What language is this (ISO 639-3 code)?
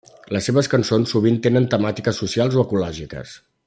cat